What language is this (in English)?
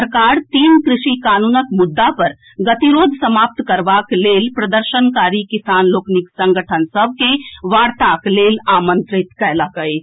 Maithili